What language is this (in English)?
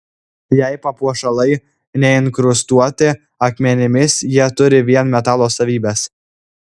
Lithuanian